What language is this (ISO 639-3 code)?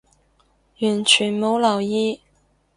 yue